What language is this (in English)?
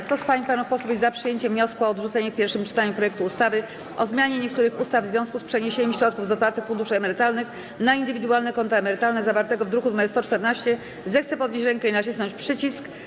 Polish